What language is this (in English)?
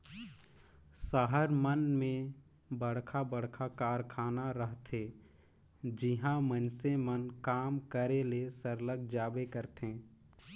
Chhattisgarhi